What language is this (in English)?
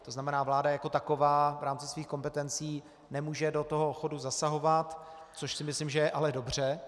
Czech